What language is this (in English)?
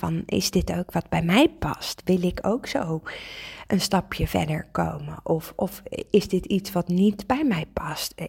Dutch